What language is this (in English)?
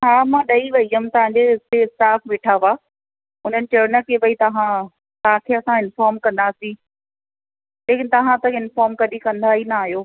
Sindhi